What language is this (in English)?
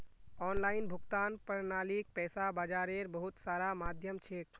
Magahi